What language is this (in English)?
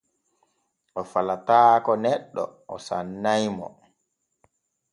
Borgu Fulfulde